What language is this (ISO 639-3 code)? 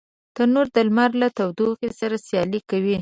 pus